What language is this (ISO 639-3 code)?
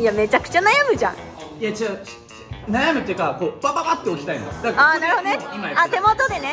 jpn